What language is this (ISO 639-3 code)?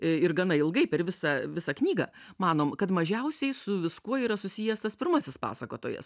lit